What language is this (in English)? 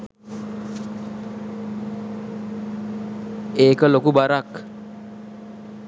Sinhala